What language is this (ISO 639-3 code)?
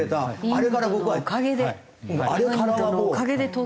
jpn